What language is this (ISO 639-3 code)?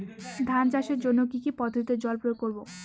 ben